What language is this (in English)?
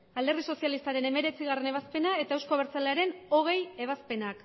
Basque